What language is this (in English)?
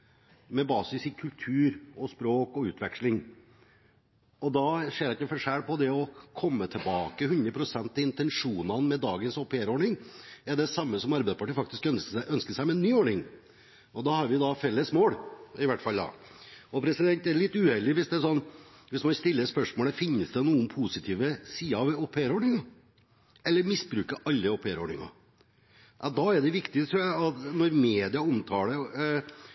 Norwegian Bokmål